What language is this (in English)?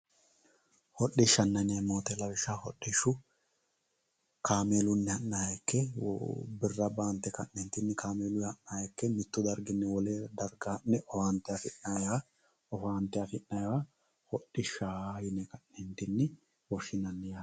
Sidamo